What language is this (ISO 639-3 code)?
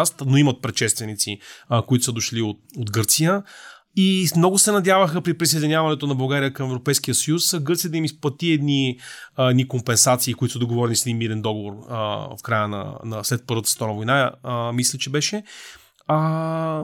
bul